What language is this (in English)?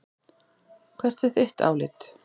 Icelandic